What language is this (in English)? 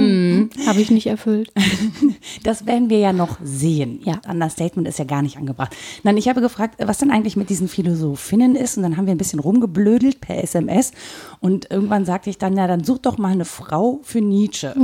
German